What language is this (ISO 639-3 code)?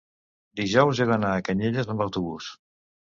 cat